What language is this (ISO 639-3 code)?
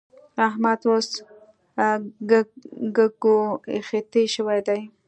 pus